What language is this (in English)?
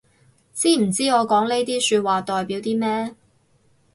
Cantonese